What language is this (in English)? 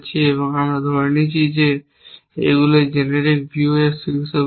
Bangla